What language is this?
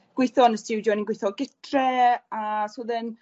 Welsh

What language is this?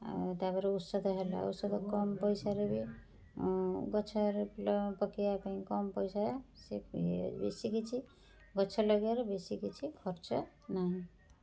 Odia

